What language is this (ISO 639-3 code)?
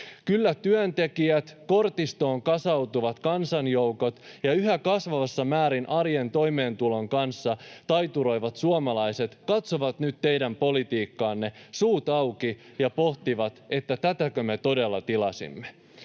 fin